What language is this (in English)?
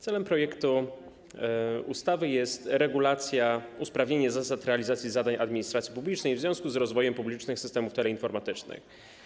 Polish